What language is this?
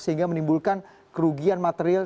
Indonesian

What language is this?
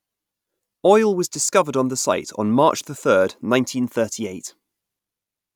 English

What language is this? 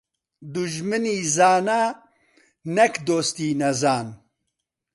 Central Kurdish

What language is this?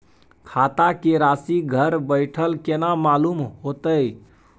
Maithili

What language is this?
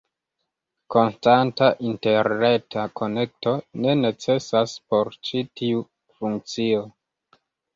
Esperanto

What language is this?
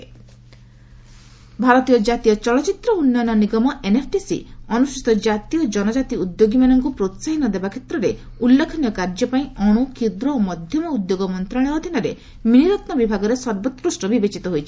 Odia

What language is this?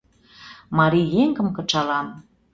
Mari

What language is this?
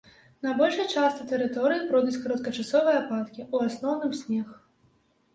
Belarusian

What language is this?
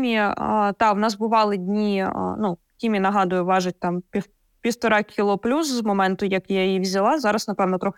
Ukrainian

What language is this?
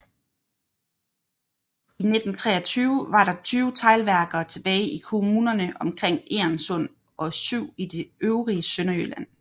Danish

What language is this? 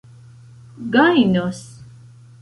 Esperanto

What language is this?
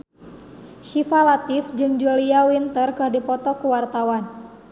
Sundanese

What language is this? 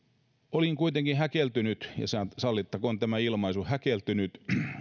Finnish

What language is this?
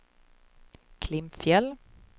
Swedish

